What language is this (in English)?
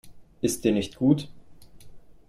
German